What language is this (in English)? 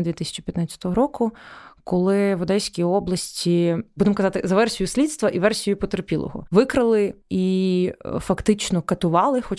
Ukrainian